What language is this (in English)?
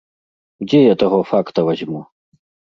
Belarusian